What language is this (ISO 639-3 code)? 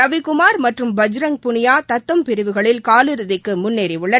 tam